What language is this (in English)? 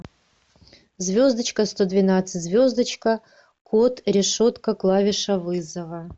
Russian